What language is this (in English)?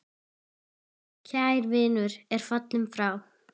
Icelandic